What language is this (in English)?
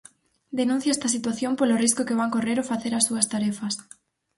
Galician